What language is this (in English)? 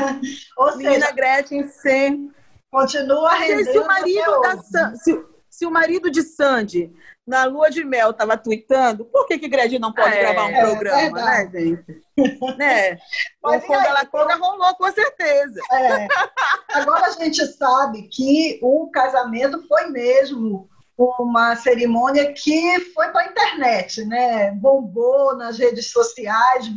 Portuguese